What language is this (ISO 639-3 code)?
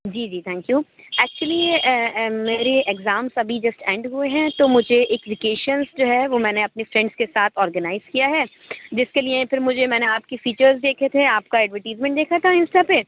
urd